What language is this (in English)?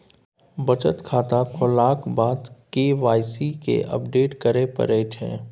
Maithili